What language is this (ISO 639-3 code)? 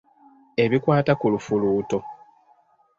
lug